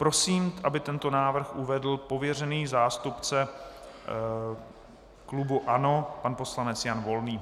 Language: Czech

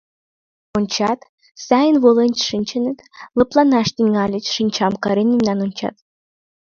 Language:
Mari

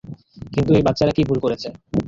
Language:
Bangla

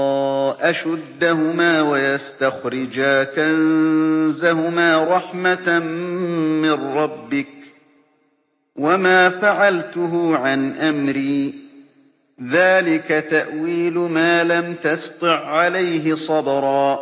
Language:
Arabic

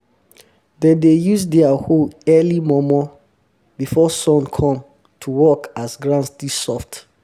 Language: Nigerian Pidgin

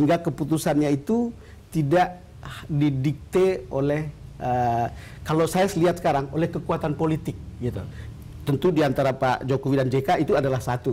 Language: Indonesian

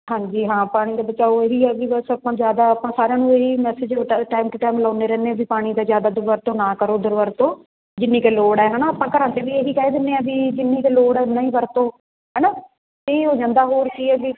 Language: Punjabi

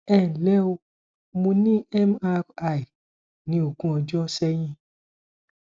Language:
Yoruba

